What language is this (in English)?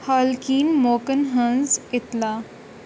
Kashmiri